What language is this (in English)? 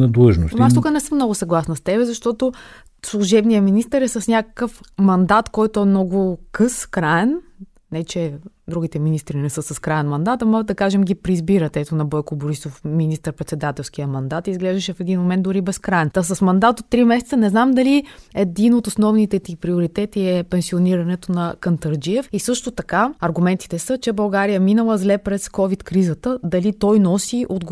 Bulgarian